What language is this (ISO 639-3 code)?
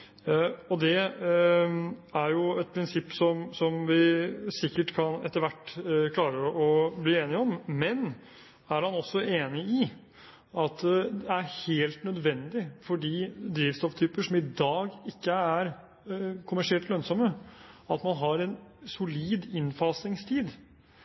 nob